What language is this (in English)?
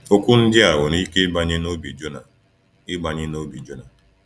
Igbo